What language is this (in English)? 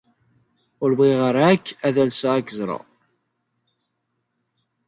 Kabyle